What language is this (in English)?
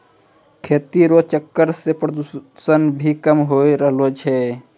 Maithili